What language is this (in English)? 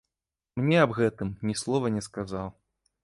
Belarusian